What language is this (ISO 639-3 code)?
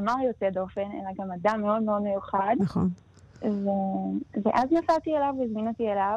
heb